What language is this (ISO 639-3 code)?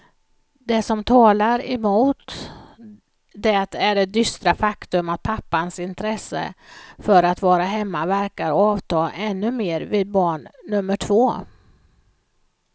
swe